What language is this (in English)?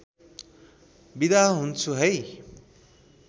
Nepali